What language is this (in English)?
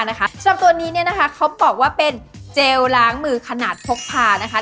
Thai